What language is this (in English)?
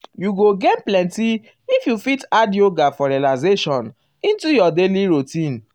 Nigerian Pidgin